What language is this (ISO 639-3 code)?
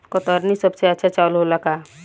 bho